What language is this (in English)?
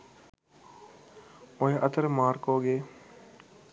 Sinhala